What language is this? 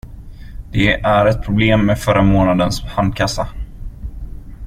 Swedish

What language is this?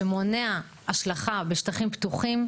Hebrew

